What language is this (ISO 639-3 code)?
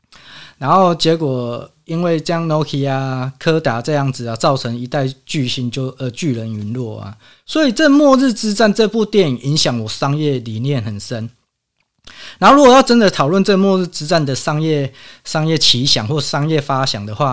zho